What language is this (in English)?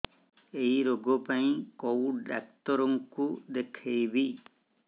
Odia